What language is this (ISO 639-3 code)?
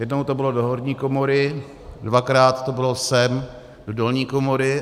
ces